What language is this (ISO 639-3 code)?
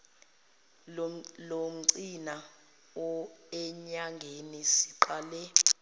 zul